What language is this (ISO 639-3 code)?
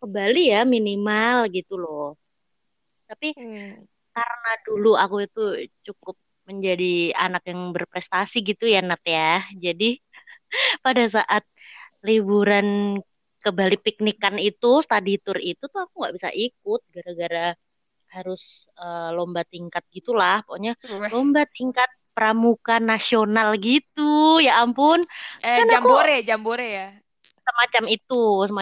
ind